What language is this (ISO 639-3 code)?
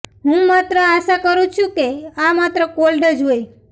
guj